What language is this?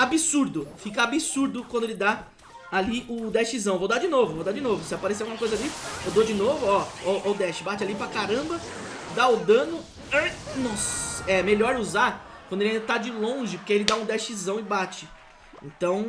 Portuguese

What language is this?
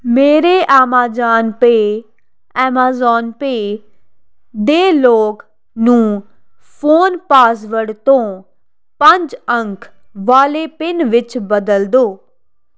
Punjabi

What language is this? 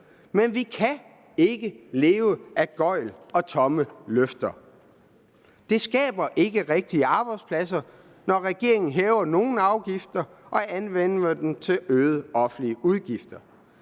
Danish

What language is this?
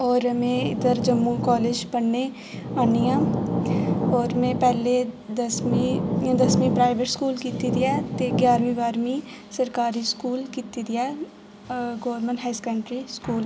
Dogri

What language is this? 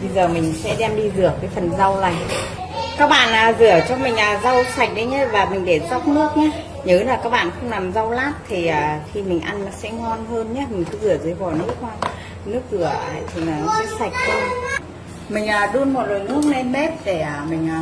Vietnamese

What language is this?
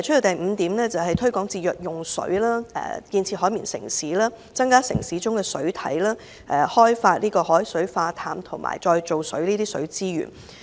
Cantonese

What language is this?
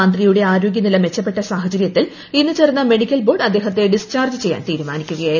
Malayalam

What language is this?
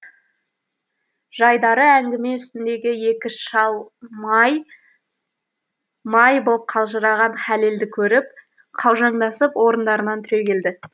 Kazakh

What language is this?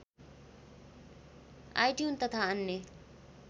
Nepali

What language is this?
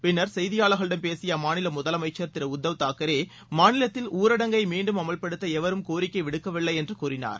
Tamil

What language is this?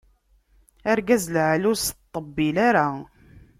Kabyle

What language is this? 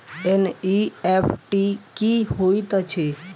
Maithili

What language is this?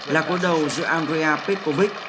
Vietnamese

